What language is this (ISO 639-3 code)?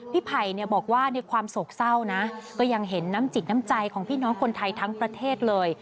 tha